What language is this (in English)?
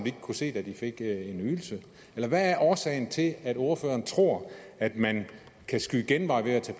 Danish